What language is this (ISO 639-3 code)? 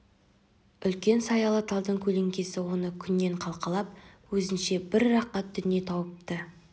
kaz